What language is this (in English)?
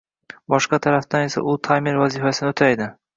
Uzbek